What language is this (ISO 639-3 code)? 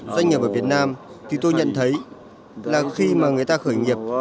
vie